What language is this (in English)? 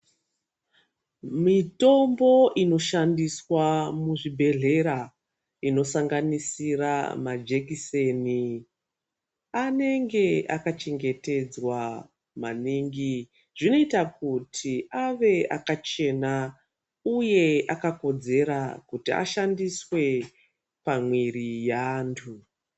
Ndau